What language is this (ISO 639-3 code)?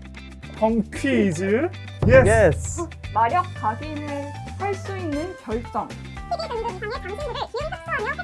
kor